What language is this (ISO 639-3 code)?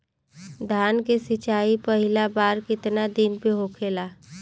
bho